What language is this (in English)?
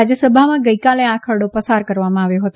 Gujarati